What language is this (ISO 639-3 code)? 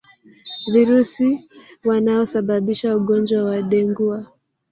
swa